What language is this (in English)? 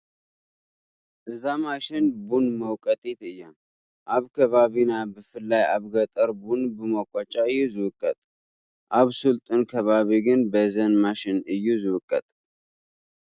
Tigrinya